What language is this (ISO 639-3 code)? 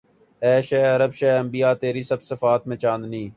urd